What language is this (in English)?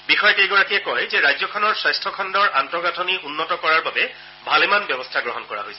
Assamese